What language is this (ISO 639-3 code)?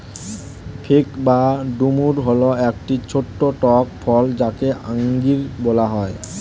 ben